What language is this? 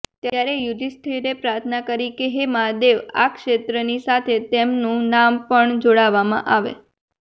Gujarati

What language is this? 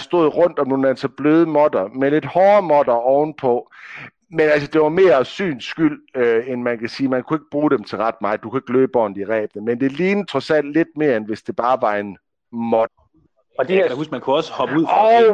Danish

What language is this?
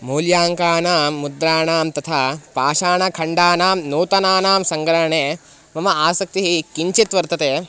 Sanskrit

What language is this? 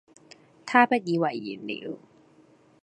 Cantonese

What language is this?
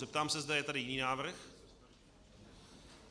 Czech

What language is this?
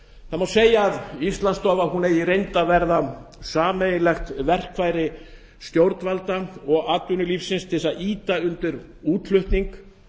Icelandic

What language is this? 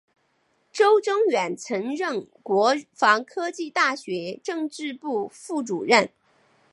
Chinese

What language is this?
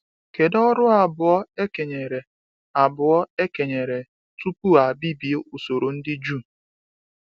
Igbo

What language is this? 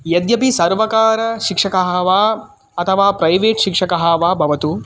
Sanskrit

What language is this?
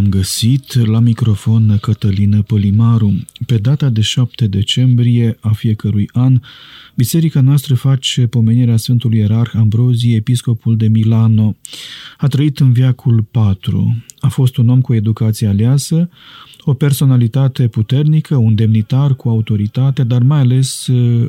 Romanian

